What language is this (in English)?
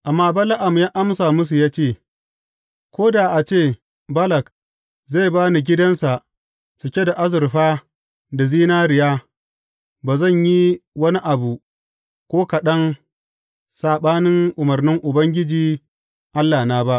Hausa